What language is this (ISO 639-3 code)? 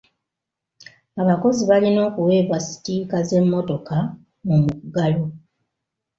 lug